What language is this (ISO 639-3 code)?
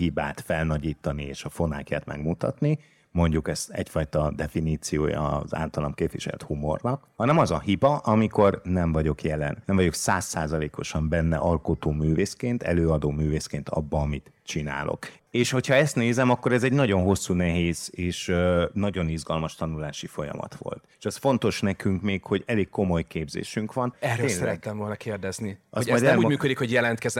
hun